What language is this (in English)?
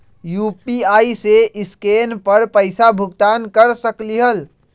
Magahi